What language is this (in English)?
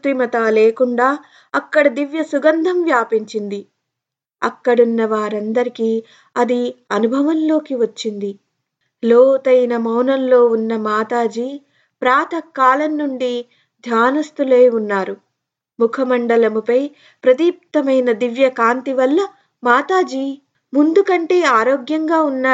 Telugu